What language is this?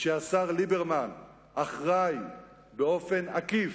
Hebrew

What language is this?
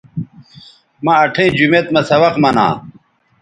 Bateri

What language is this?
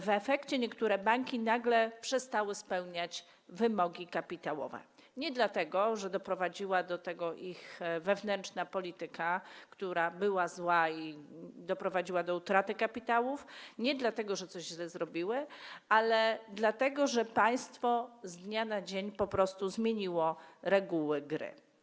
Polish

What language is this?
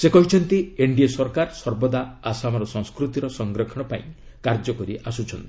Odia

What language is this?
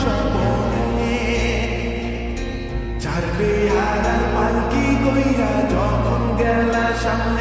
Bangla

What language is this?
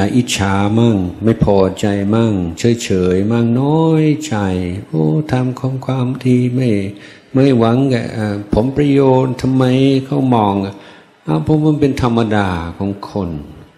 Thai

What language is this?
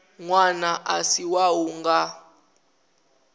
Venda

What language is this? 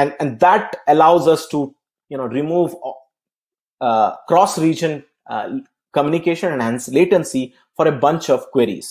English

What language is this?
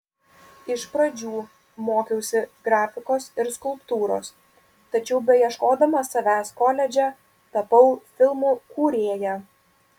Lithuanian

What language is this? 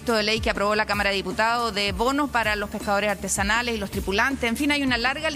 Spanish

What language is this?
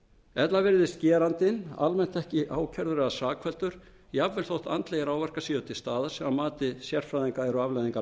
Icelandic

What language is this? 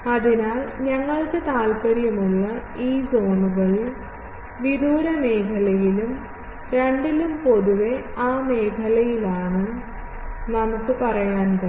Malayalam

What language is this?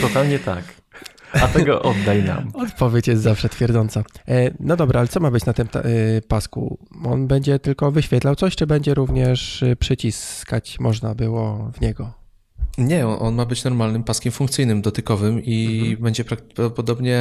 Polish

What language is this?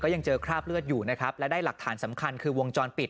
Thai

